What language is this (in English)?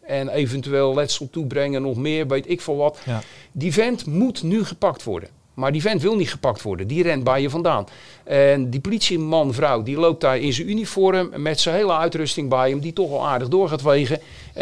Dutch